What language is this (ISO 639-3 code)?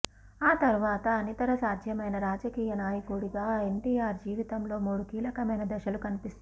tel